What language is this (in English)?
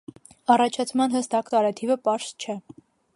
Armenian